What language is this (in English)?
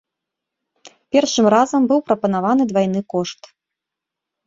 Belarusian